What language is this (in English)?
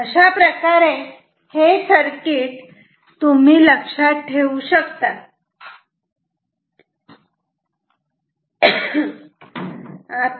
Marathi